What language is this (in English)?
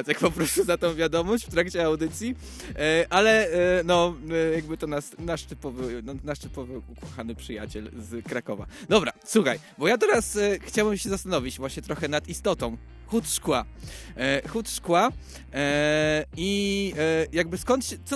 Polish